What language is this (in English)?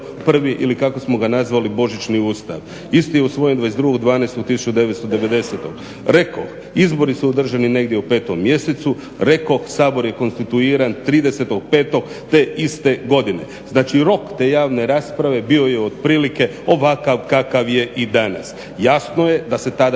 Croatian